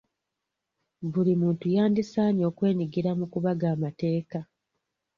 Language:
Ganda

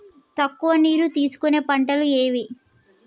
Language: Telugu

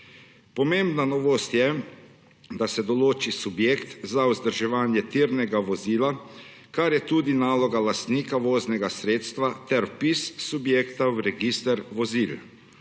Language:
Slovenian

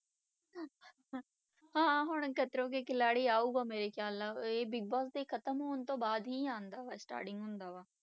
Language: Punjabi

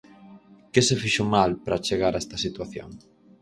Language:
Galician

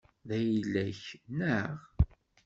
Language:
Kabyle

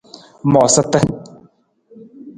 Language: Nawdm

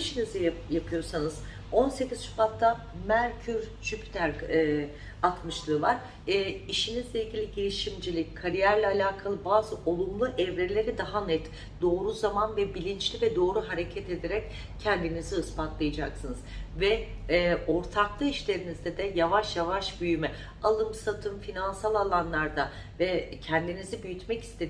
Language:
Turkish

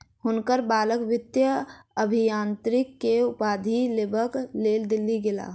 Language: Maithili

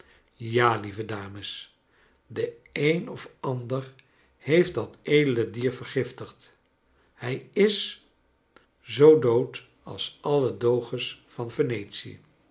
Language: Dutch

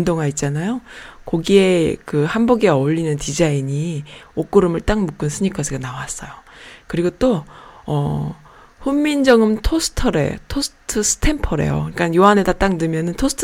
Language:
Korean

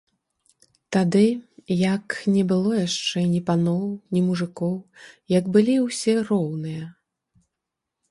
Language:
Belarusian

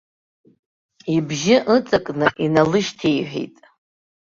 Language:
Abkhazian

